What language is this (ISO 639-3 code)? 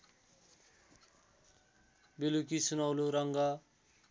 nep